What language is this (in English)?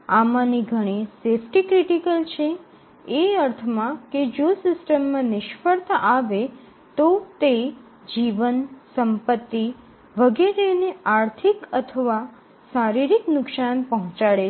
Gujarati